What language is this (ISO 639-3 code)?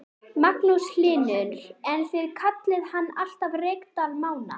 isl